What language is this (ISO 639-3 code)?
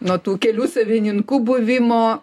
lit